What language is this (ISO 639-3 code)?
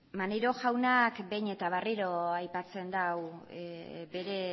eus